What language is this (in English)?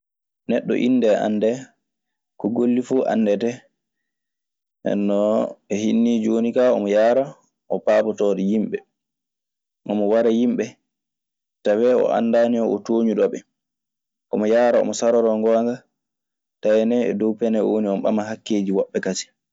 Maasina Fulfulde